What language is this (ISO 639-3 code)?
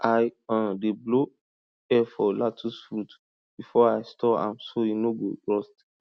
pcm